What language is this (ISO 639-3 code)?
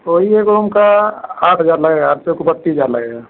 hin